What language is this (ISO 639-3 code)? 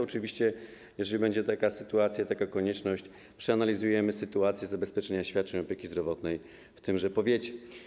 pol